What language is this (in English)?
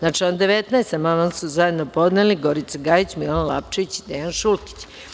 Serbian